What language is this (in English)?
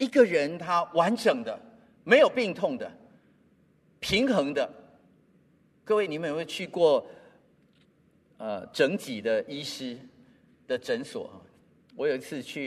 Chinese